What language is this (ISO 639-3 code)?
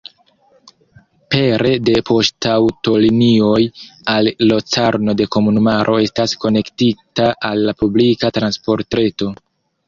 epo